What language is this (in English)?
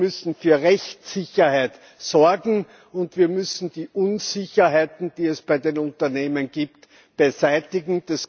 German